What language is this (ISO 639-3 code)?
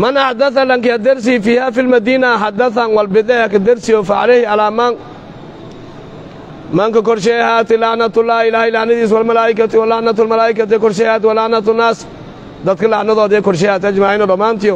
ara